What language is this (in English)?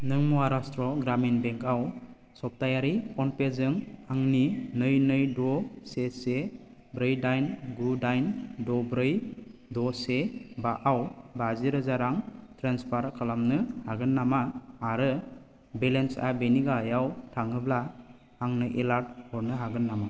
Bodo